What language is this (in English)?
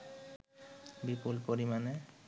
Bangla